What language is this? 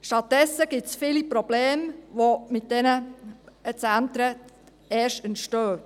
Swiss German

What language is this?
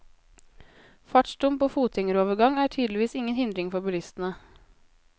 Norwegian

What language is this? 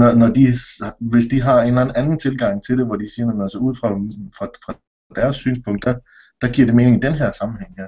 Danish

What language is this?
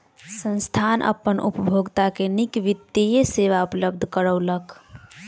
Maithili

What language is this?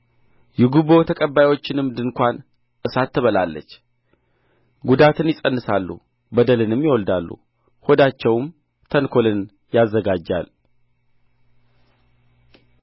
Amharic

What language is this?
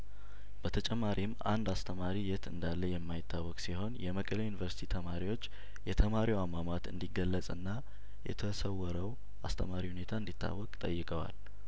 Amharic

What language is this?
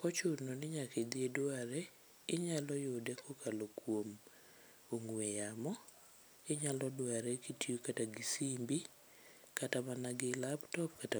Luo (Kenya and Tanzania)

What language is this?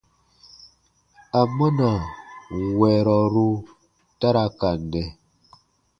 Baatonum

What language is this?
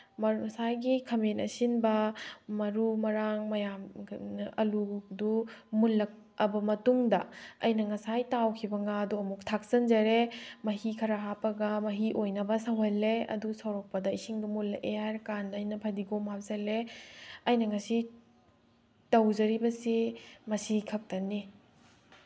Manipuri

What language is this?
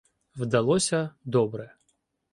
Ukrainian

